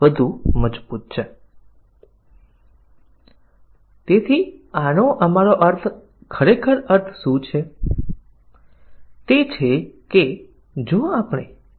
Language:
Gujarati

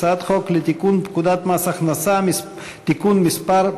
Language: Hebrew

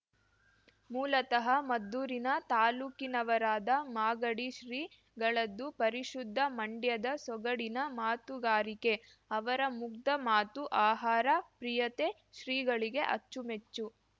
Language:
Kannada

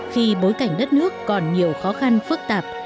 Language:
Vietnamese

